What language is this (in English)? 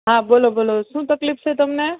Gujarati